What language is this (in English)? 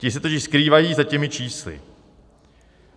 Czech